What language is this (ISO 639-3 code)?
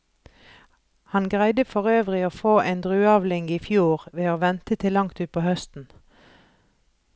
nor